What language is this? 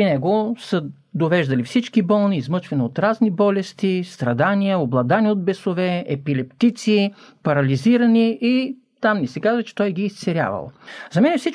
Bulgarian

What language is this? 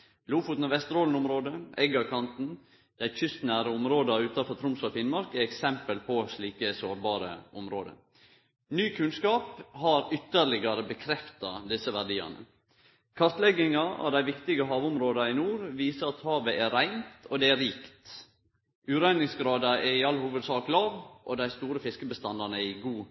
Norwegian Nynorsk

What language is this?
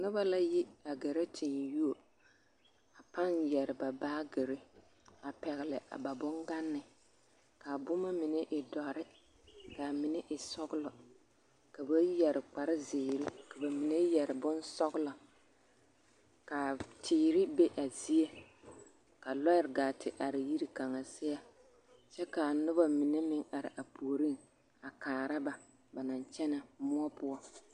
Southern Dagaare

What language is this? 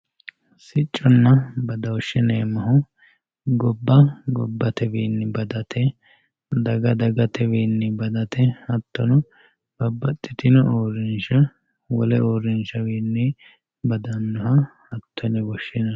Sidamo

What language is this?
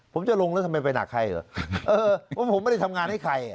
Thai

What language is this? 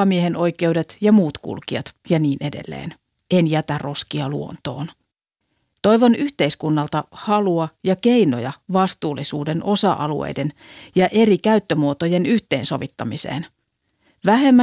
Finnish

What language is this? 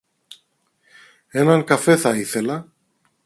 Greek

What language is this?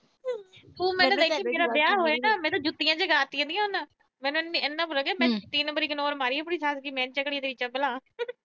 Punjabi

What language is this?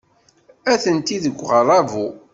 Kabyle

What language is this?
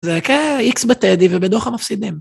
Hebrew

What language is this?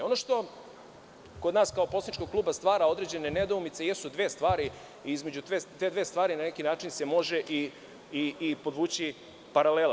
Serbian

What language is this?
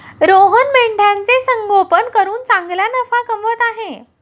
Marathi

